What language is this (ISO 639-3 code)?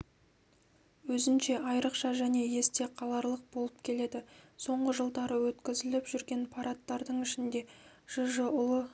kaz